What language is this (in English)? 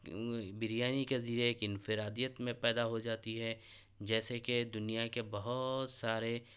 Urdu